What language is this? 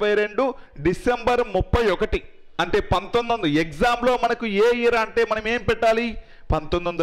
Hindi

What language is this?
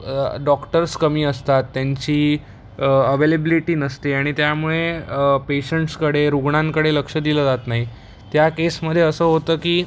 Marathi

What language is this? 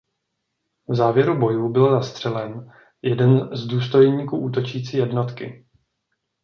Czech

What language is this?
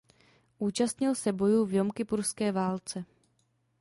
Czech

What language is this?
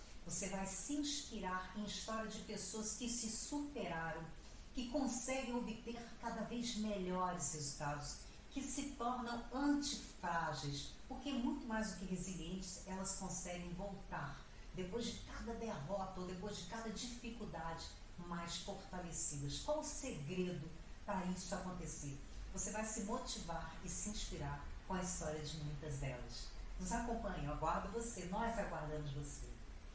Portuguese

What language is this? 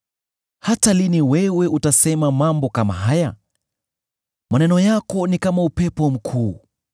Swahili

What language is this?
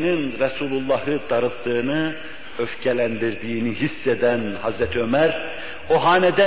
Turkish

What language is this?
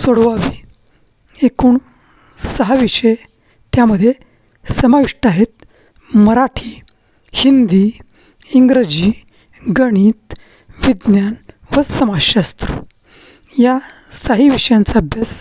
Marathi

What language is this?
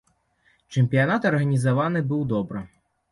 Belarusian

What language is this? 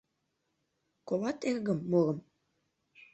Mari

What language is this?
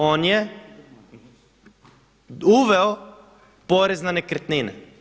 Croatian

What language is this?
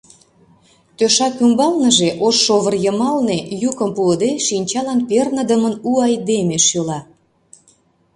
Mari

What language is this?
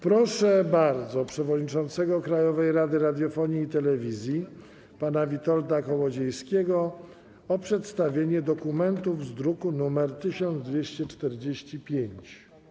Polish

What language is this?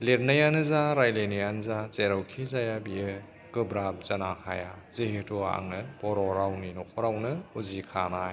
Bodo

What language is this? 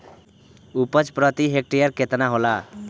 Bhojpuri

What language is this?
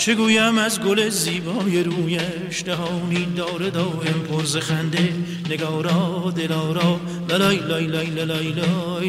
Persian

